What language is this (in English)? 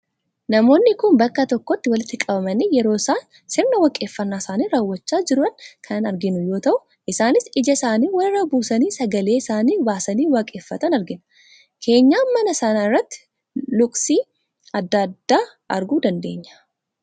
Oromo